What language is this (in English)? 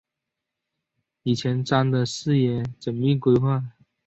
Chinese